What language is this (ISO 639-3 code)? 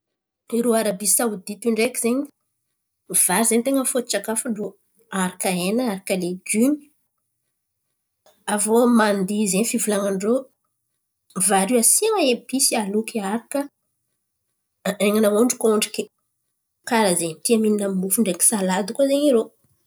xmv